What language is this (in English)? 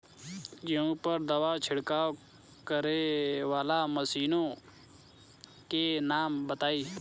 Bhojpuri